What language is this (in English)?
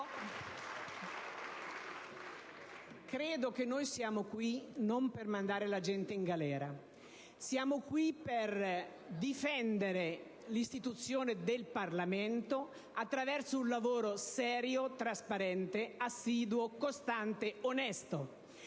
Italian